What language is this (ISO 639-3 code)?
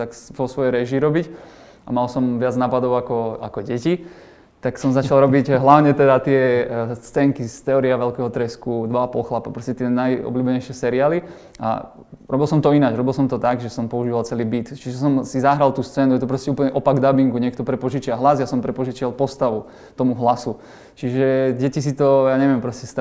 slk